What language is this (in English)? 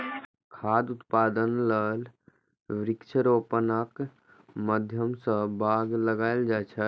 Maithili